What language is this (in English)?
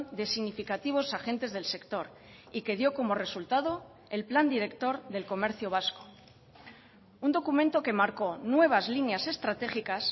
Spanish